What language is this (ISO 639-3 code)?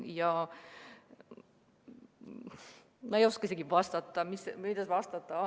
est